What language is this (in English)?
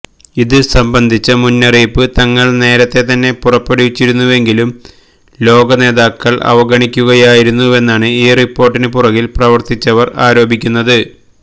Malayalam